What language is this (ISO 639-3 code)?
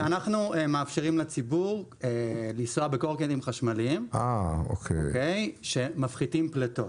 heb